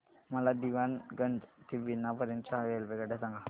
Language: Marathi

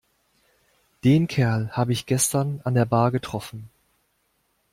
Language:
German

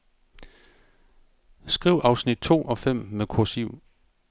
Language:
Danish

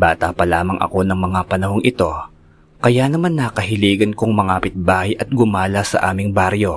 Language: Filipino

